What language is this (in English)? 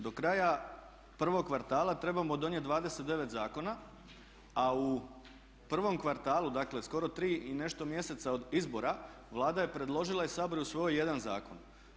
Croatian